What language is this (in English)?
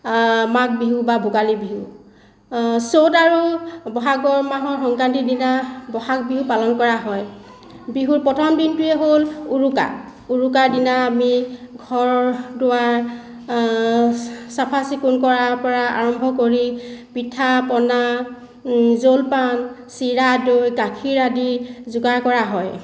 Assamese